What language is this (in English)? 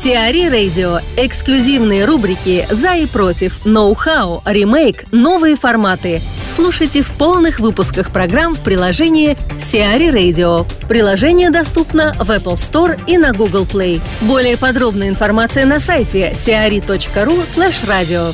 Russian